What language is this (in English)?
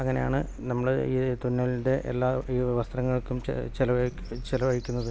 Malayalam